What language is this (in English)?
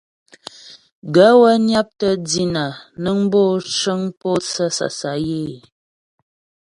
Ghomala